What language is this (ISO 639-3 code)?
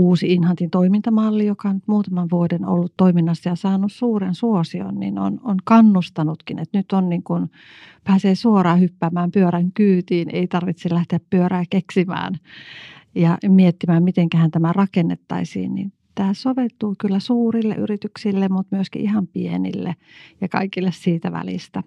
fin